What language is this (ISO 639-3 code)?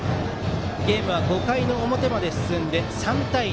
jpn